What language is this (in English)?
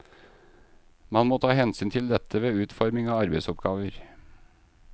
Norwegian